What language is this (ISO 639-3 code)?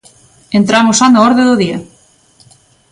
glg